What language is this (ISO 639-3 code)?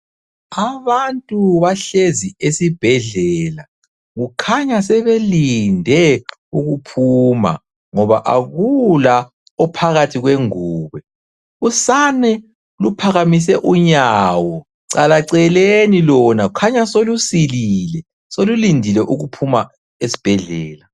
nde